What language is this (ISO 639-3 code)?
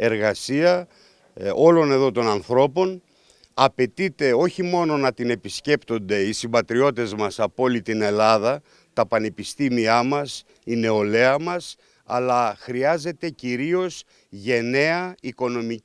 ell